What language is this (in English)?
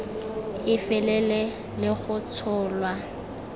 Tswana